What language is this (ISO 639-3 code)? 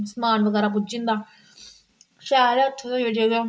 doi